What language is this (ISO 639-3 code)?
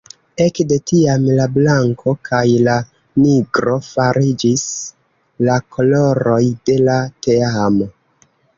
epo